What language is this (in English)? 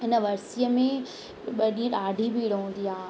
Sindhi